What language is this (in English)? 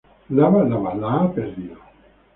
Spanish